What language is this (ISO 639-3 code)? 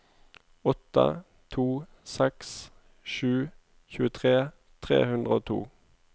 nor